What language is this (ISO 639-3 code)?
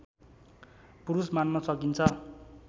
nep